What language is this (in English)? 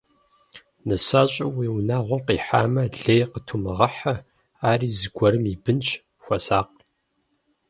Kabardian